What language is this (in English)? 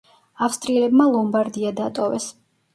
Georgian